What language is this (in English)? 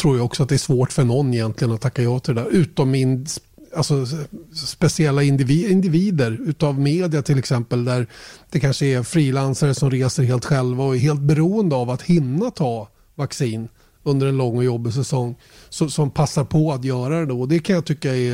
Swedish